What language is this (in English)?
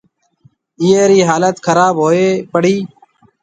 Marwari (Pakistan)